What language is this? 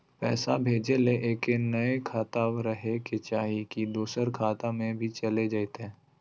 Magahi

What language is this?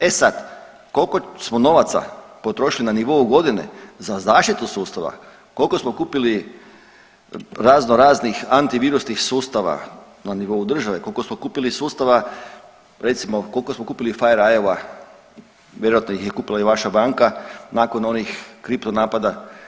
Croatian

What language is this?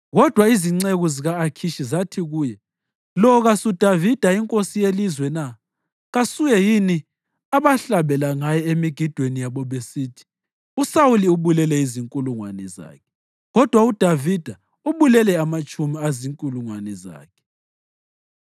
North Ndebele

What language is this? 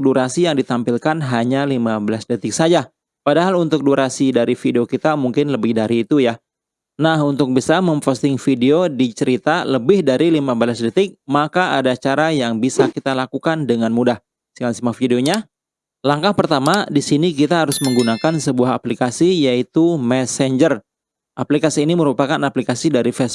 Indonesian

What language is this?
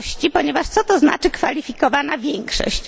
Polish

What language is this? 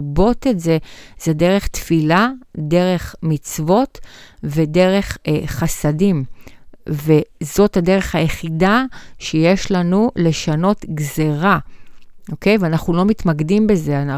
Hebrew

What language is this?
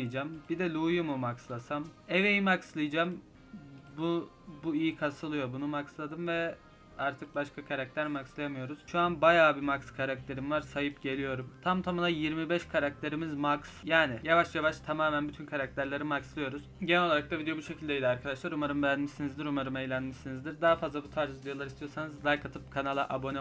Turkish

